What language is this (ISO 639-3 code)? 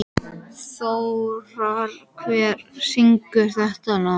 isl